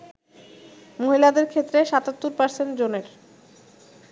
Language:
Bangla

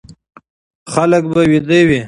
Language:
Pashto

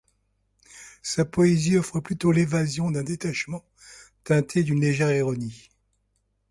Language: French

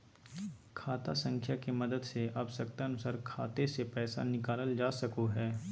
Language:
Magahi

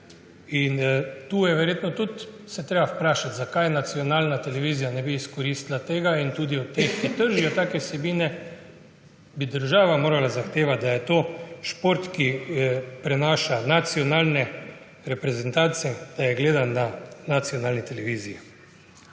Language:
Slovenian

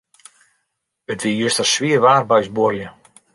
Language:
Western Frisian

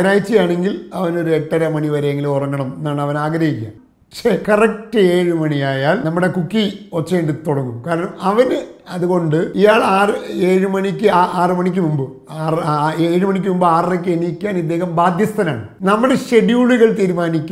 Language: Malayalam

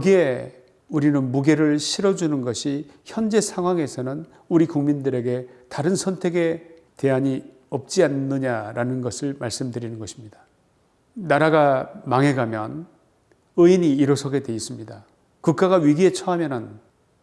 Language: Korean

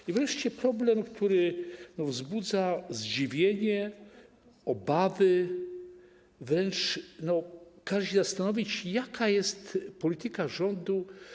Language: Polish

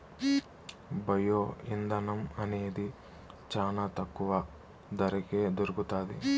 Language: Telugu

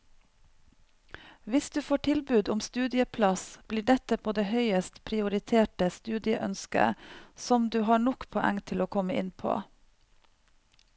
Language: Norwegian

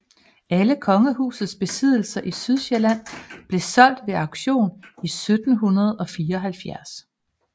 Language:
Danish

